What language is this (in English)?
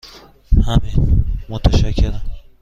Persian